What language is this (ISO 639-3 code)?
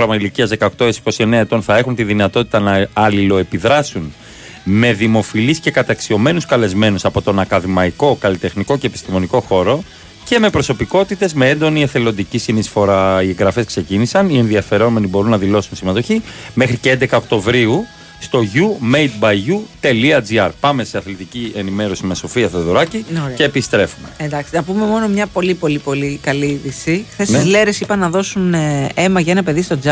ell